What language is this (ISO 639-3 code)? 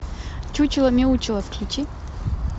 rus